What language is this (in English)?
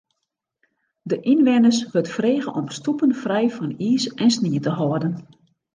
Western Frisian